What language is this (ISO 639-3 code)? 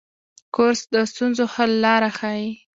pus